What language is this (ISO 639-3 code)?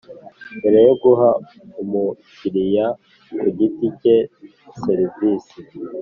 kin